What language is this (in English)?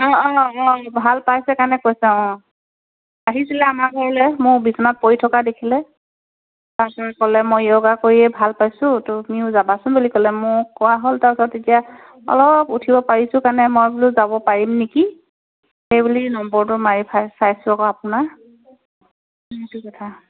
Assamese